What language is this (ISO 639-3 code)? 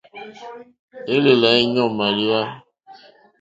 bri